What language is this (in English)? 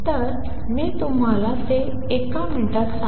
Marathi